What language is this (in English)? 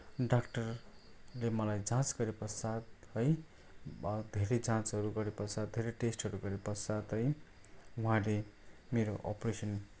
Nepali